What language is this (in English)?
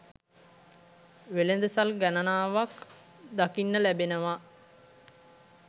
Sinhala